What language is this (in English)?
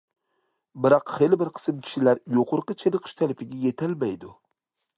Uyghur